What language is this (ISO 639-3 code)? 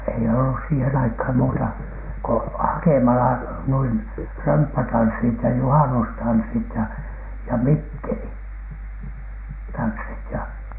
fin